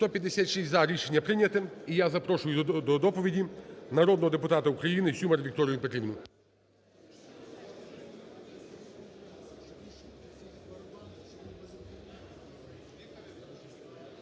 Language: Ukrainian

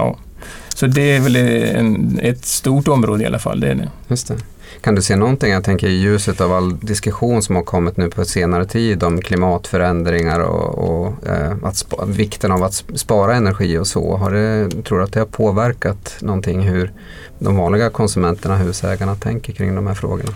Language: Swedish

